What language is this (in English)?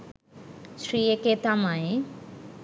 Sinhala